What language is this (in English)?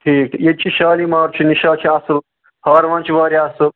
Kashmiri